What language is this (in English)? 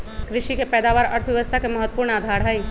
Magahi